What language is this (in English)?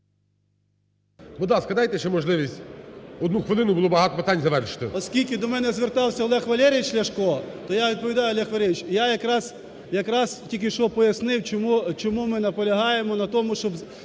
Ukrainian